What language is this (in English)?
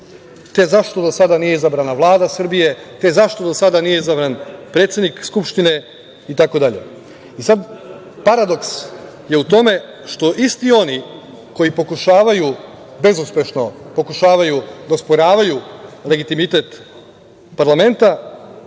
Serbian